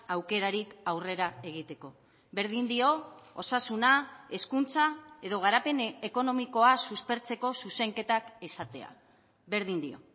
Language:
Basque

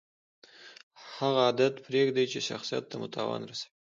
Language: Pashto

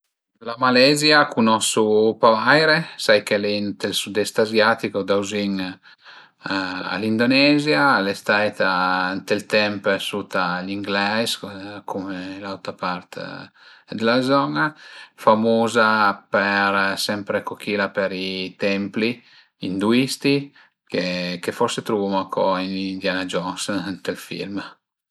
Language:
Piedmontese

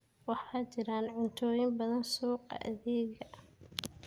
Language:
Somali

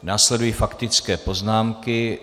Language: Czech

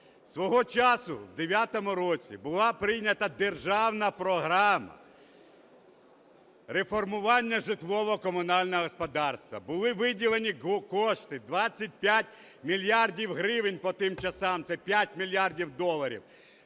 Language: Ukrainian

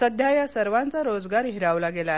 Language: Marathi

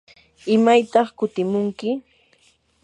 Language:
Yanahuanca Pasco Quechua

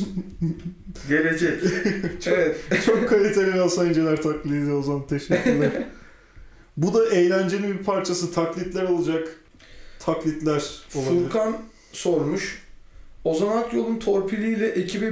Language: Turkish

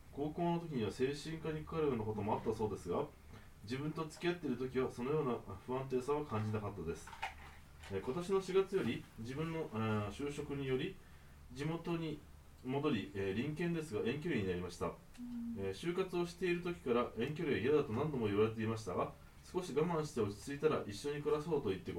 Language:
Japanese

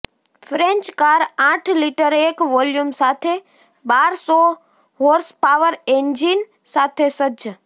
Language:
Gujarati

